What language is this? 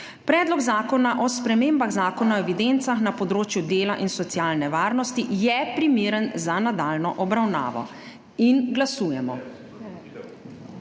Slovenian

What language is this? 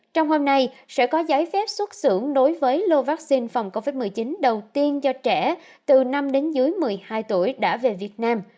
Vietnamese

